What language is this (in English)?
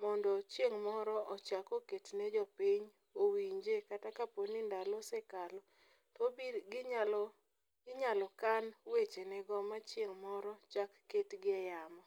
Luo (Kenya and Tanzania)